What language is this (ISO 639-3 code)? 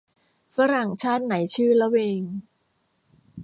tha